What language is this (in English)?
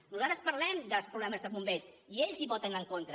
Catalan